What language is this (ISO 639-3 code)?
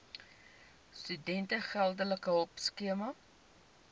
afr